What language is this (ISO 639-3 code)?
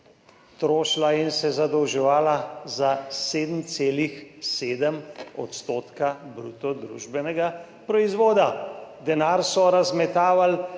slv